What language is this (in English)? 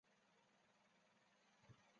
Chinese